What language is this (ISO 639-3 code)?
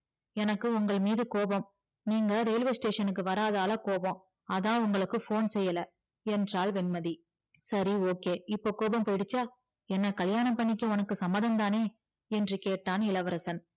tam